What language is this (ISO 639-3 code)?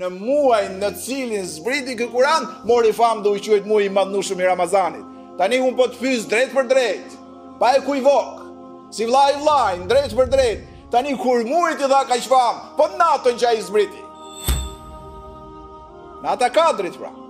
ron